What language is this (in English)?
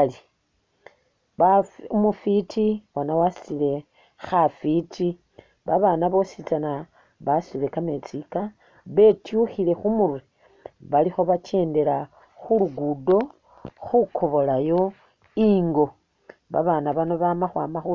Masaaba